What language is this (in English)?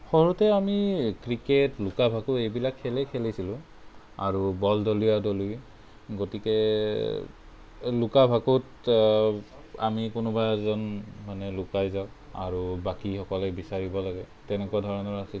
Assamese